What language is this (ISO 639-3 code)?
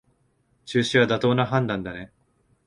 jpn